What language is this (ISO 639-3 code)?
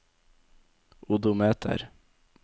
nor